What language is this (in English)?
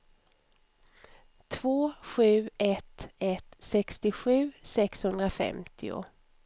Swedish